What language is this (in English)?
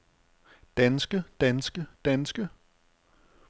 Danish